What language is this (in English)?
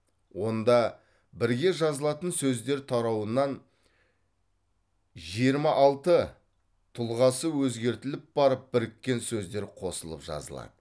Kazakh